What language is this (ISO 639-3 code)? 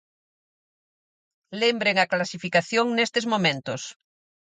glg